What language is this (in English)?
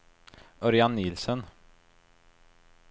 Swedish